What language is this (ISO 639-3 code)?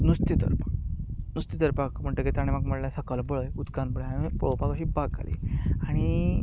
kok